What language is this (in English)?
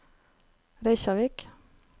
Norwegian